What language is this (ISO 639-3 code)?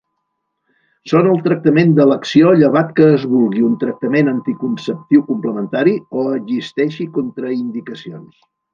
cat